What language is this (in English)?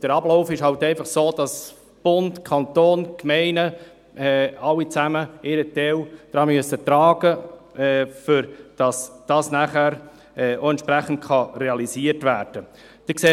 Swiss German